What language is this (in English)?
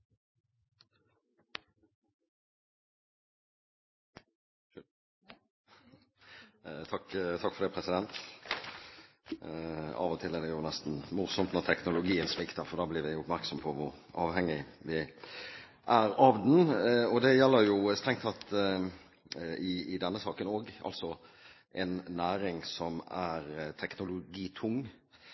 Norwegian